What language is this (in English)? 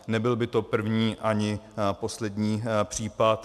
Czech